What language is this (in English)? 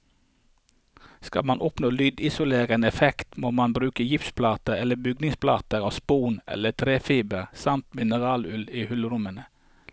Norwegian